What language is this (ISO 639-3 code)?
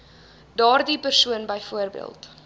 afr